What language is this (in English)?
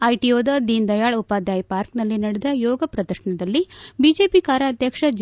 Kannada